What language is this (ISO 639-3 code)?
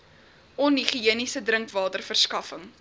afr